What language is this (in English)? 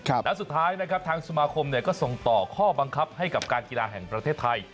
Thai